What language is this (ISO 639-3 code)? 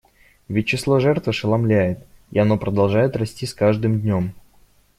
rus